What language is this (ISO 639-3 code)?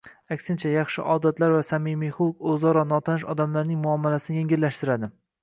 uzb